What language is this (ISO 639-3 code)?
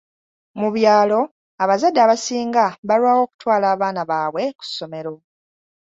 lug